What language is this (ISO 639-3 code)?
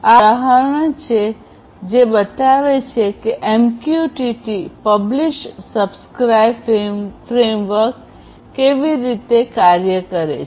guj